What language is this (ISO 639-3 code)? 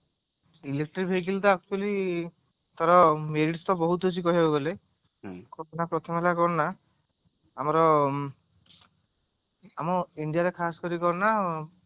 ori